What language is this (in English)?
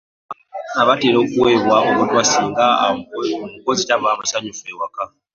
Ganda